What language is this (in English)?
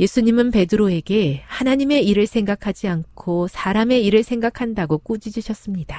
Korean